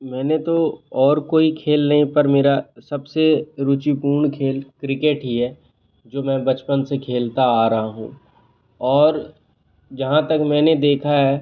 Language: Hindi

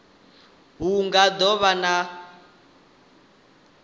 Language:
Venda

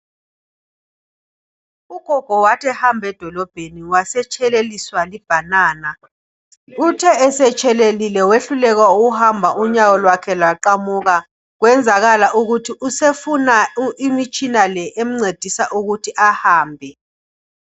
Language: North Ndebele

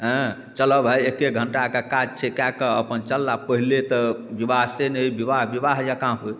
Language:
Maithili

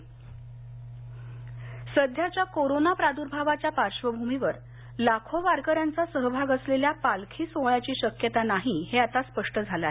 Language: Marathi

